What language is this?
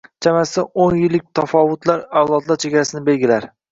Uzbek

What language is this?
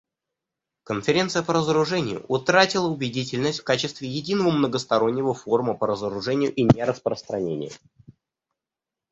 Russian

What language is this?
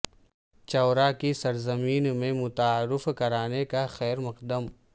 Urdu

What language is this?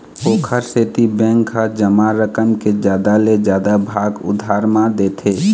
Chhattisgarhi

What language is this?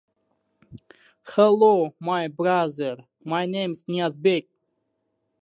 Russian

